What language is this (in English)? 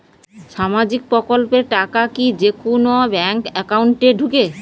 Bangla